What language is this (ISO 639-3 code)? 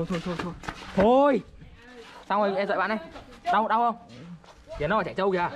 vie